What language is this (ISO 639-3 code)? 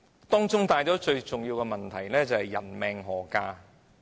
yue